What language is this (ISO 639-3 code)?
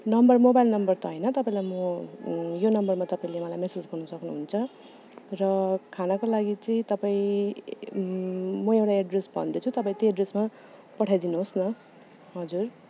nep